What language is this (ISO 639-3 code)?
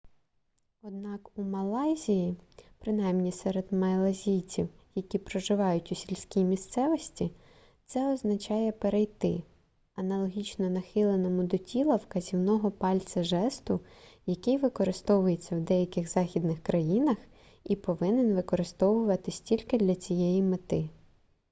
ukr